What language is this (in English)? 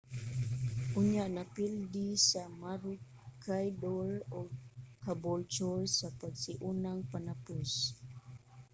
Cebuano